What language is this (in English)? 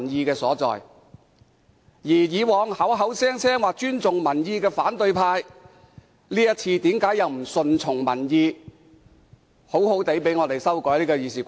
Cantonese